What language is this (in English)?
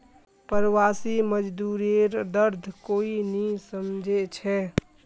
Magahi